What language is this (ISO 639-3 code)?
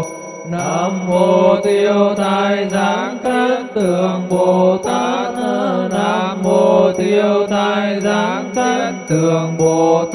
vie